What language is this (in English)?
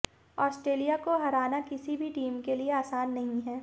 Hindi